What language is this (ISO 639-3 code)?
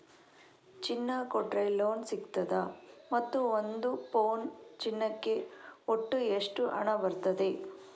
kan